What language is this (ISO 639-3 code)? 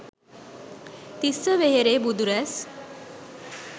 sin